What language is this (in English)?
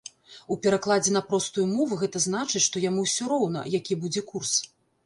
Belarusian